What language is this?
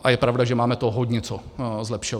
Czech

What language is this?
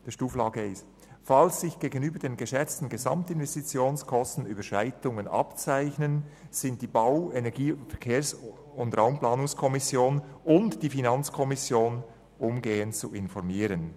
Swiss German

